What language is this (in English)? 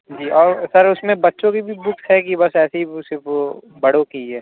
Urdu